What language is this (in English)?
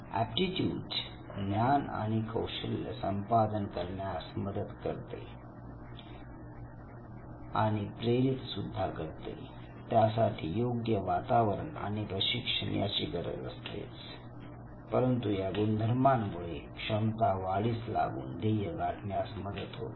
Marathi